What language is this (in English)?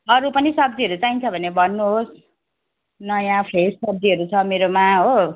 Nepali